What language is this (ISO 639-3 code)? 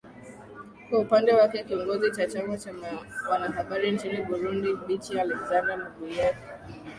swa